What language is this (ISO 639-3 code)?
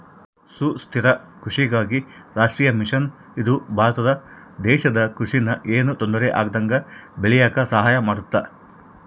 kan